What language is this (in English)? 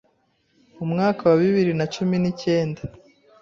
Kinyarwanda